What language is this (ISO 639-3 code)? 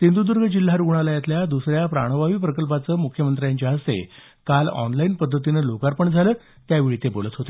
mar